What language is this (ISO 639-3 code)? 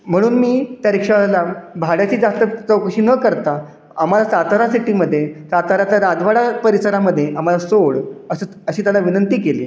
mar